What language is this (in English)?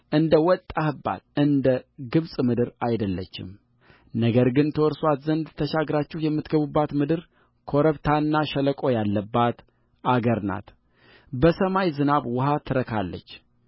Amharic